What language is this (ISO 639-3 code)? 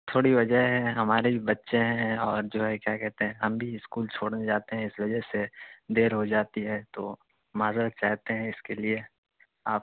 urd